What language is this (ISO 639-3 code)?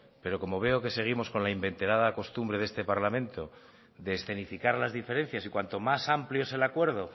spa